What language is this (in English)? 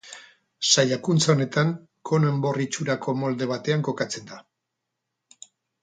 Basque